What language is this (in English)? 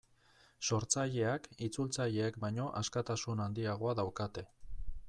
Basque